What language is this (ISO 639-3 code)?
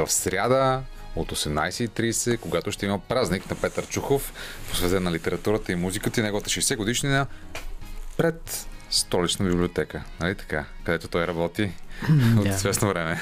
bul